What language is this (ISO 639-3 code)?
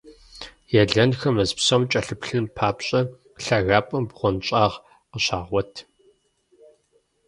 kbd